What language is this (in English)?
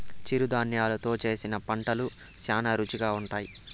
Telugu